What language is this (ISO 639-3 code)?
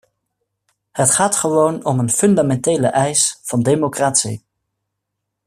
nld